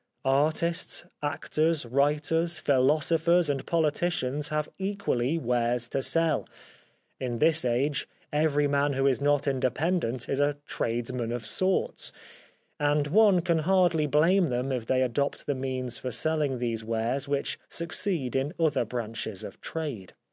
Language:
English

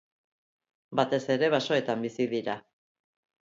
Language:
Basque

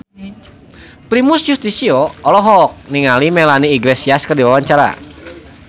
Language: Sundanese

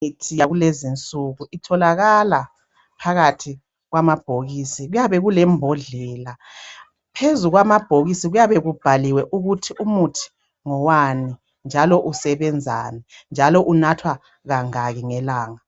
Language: North Ndebele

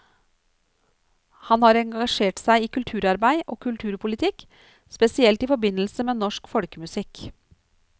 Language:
Norwegian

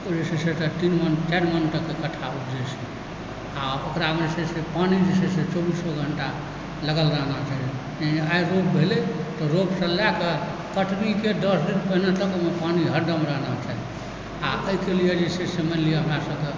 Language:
Maithili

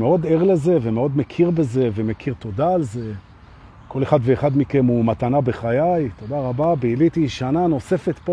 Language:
Hebrew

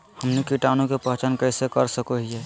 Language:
Magahi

